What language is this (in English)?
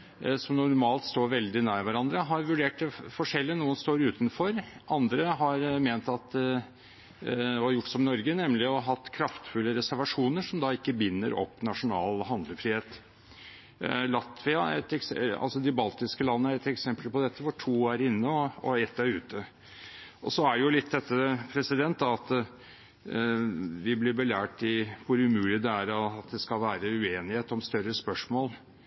Norwegian Bokmål